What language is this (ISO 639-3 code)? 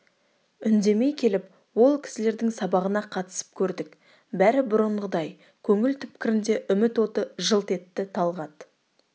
kaz